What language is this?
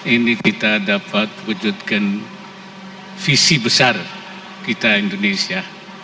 Indonesian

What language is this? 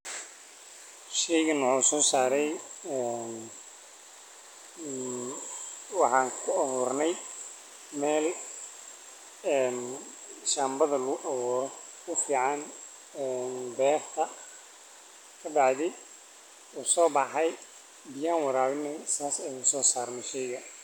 Somali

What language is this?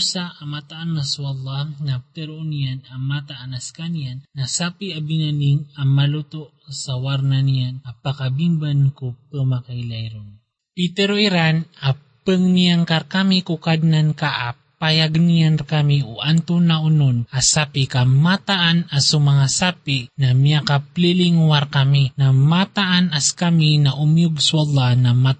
Filipino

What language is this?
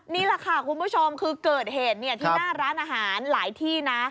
Thai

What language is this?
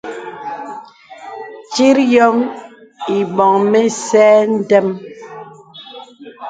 Bebele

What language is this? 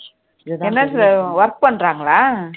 Tamil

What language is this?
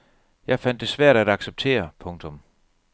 Danish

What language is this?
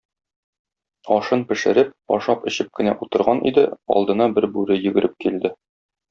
Tatar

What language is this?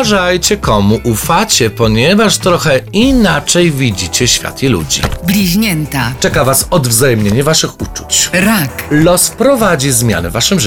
Polish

